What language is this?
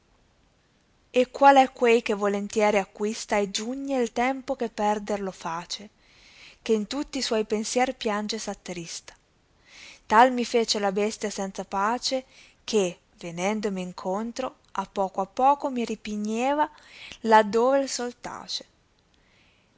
Italian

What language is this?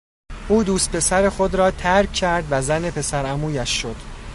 Persian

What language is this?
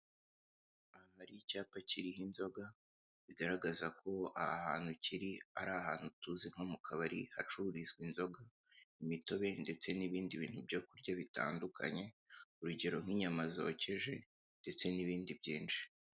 Kinyarwanda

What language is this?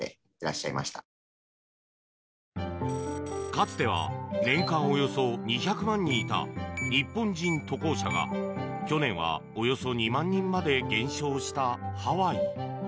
Japanese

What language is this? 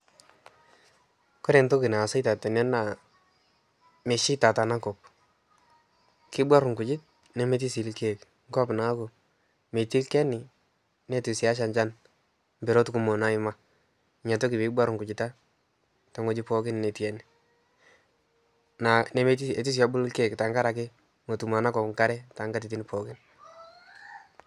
Masai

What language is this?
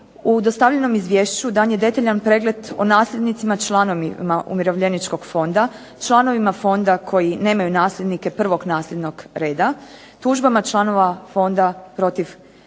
Croatian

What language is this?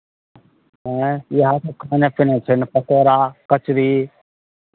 Maithili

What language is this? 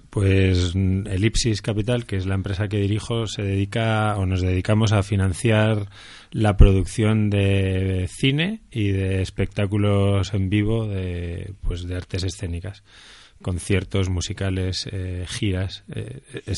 Spanish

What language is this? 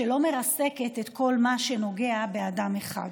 Hebrew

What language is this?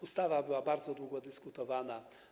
Polish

